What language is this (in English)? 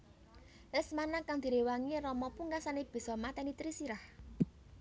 Javanese